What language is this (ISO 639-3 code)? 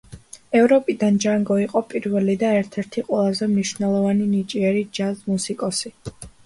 kat